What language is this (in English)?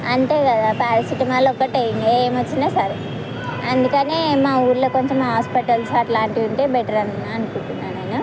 Telugu